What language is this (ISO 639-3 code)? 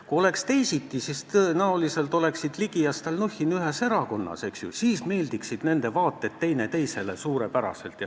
est